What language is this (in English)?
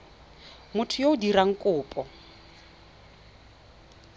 Tswana